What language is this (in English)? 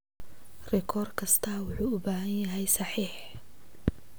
Somali